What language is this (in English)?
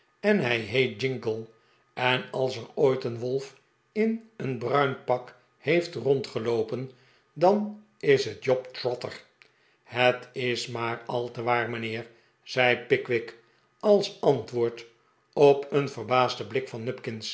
Dutch